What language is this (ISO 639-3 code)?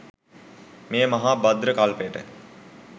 sin